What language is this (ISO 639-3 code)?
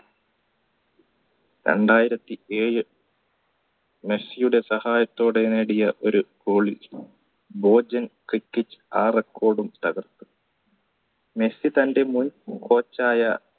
mal